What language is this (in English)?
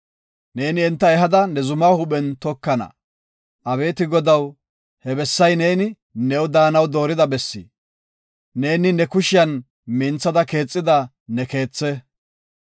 Gofa